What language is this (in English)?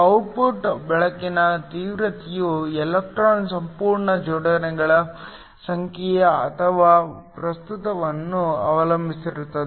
Kannada